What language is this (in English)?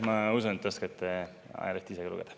Estonian